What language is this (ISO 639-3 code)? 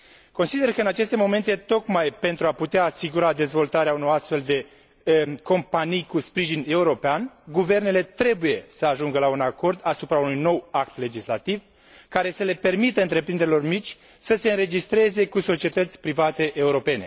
ron